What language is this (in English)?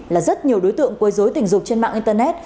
Vietnamese